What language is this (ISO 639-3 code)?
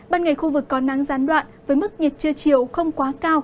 vie